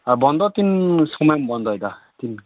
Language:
Santali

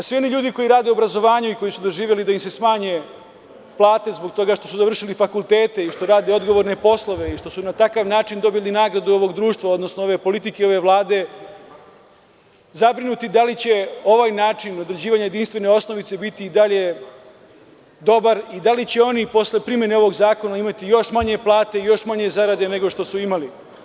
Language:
Serbian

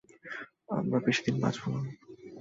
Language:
Bangla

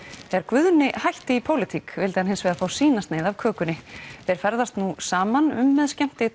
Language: Icelandic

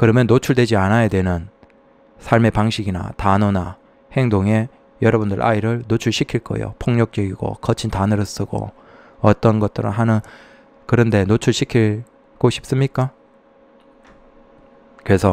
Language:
Korean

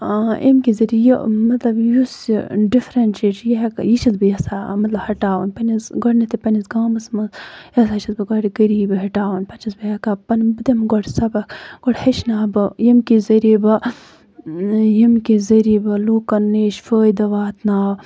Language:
Kashmiri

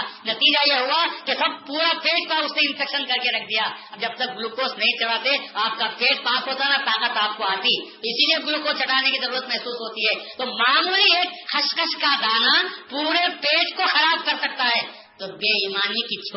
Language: Urdu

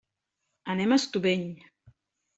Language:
Catalan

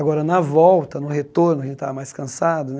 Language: Portuguese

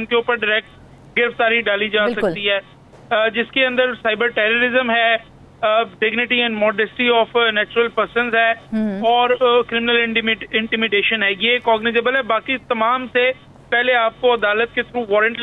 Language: Hindi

